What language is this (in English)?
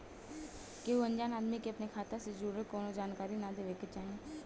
Bhojpuri